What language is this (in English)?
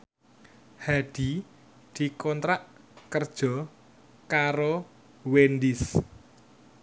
Javanese